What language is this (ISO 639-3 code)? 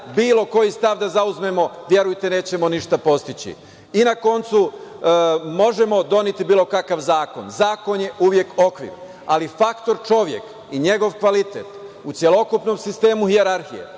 srp